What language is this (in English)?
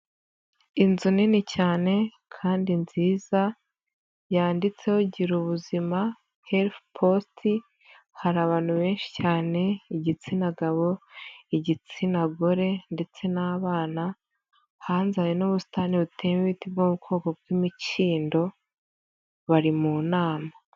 Kinyarwanda